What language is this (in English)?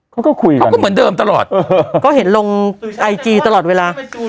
Thai